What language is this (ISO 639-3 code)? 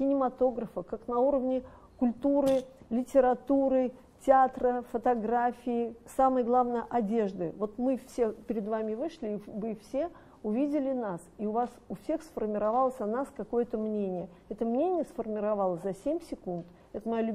rus